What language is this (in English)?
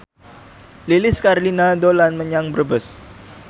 Javanese